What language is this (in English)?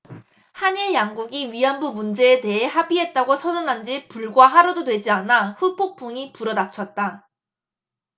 Korean